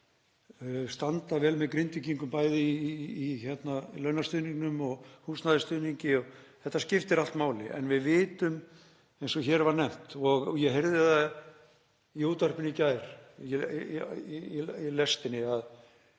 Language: Icelandic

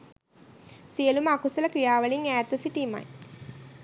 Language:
Sinhala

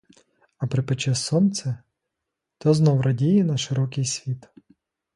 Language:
Ukrainian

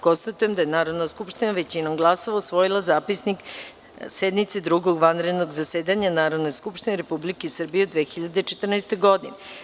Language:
Serbian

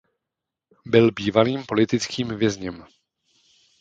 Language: Czech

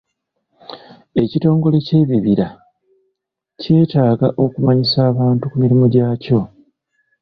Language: Ganda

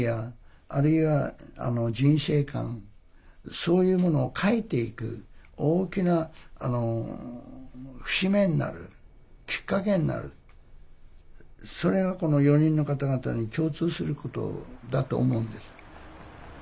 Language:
Japanese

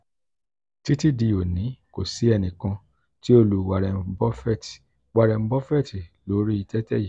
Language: Yoruba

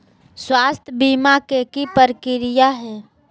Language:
Magahi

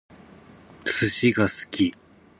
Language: Japanese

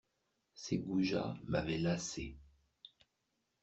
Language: French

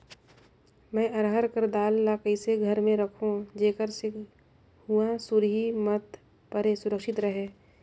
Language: Chhattisgarhi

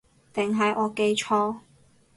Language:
Cantonese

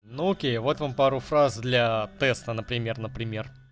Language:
Russian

